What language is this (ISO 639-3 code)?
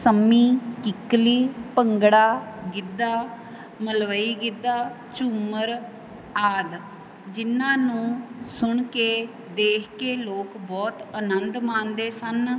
pan